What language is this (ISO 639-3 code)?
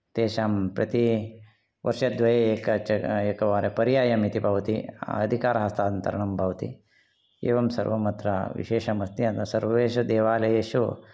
san